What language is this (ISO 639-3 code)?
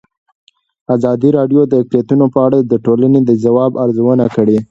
pus